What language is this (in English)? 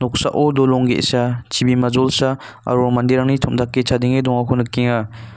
Garo